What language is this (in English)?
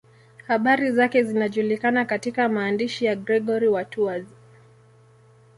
Swahili